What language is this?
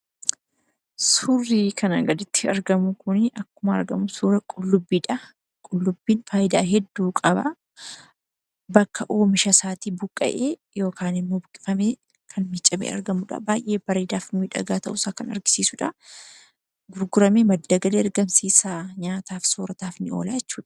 Oromo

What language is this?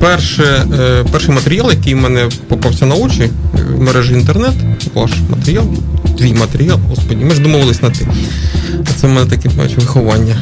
Ukrainian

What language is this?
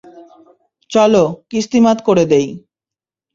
Bangla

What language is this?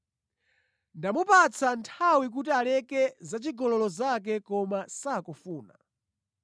Nyanja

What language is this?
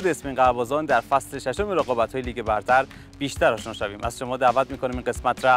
Persian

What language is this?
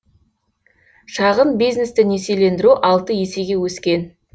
Kazakh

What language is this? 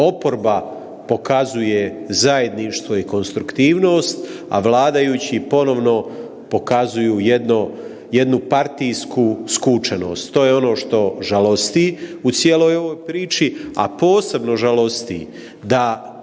Croatian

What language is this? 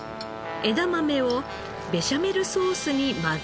Japanese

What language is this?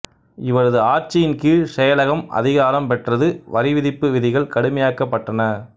Tamil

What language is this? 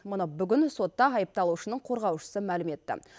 Kazakh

